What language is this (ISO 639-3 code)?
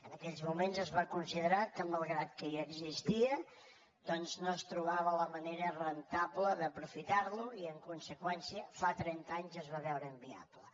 cat